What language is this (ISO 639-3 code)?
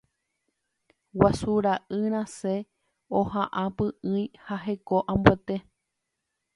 grn